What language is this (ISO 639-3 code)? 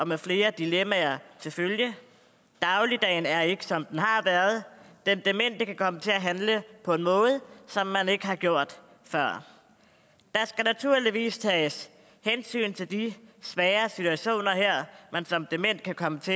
dan